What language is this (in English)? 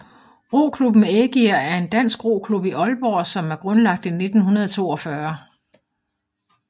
Danish